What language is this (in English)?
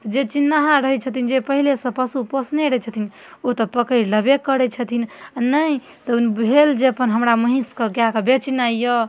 Maithili